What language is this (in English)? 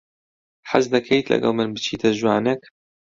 Central Kurdish